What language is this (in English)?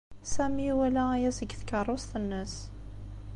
Kabyle